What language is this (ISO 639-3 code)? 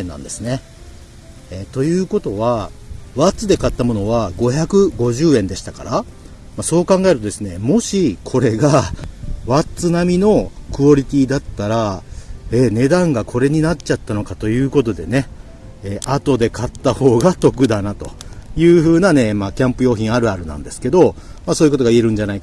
jpn